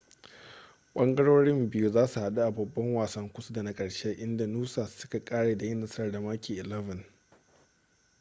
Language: Hausa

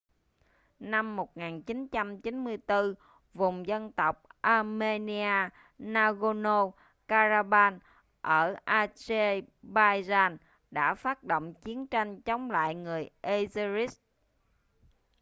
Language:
Vietnamese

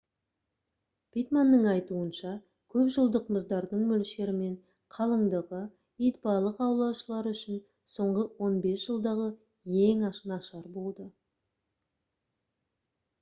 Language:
Kazakh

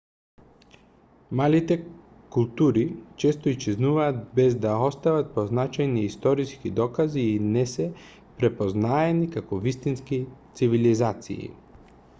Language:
Macedonian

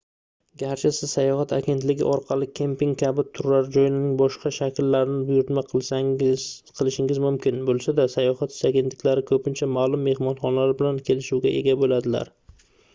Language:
Uzbek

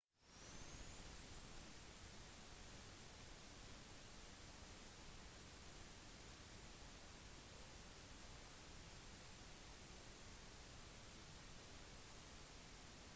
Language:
Norwegian Bokmål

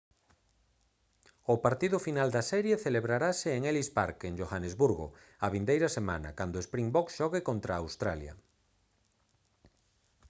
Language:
Galician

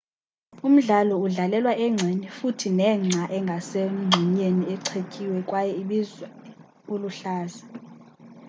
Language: Xhosa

